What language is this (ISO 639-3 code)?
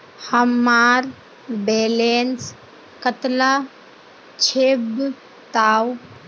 mag